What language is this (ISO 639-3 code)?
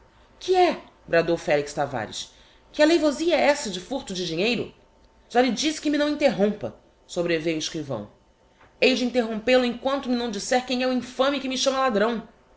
por